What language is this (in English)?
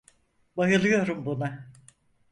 Turkish